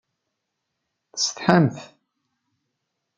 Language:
Kabyle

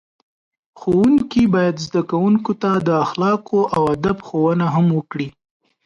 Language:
Pashto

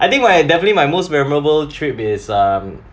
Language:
English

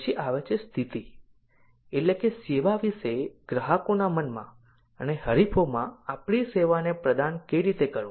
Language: Gujarati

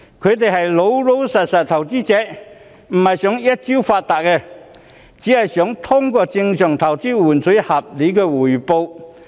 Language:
Cantonese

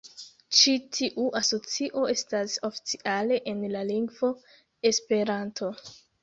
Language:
Esperanto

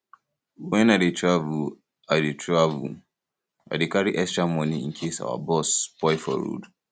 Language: Nigerian Pidgin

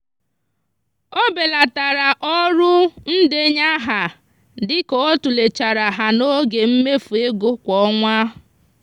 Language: Igbo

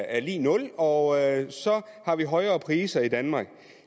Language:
Danish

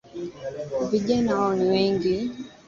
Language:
Swahili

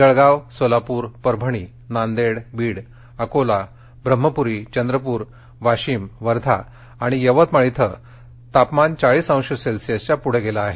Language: Marathi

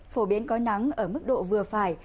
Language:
Vietnamese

